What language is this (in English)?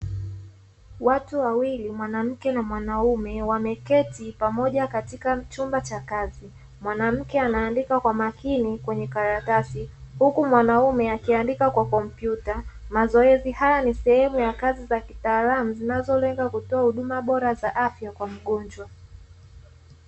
Swahili